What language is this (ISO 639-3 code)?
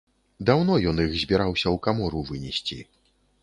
bel